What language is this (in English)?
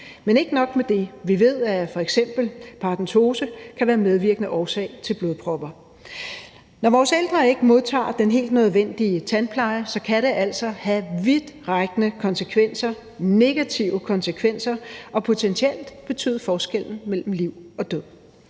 Danish